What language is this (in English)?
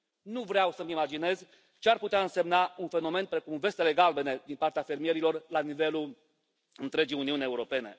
Romanian